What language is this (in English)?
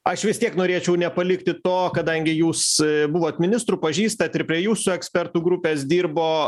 Lithuanian